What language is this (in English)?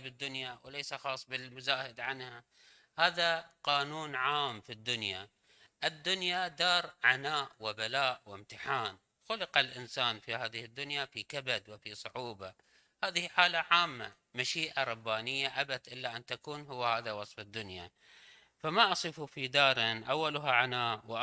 Arabic